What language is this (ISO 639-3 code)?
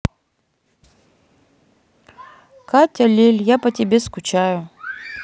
rus